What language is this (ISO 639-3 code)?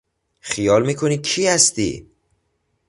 fas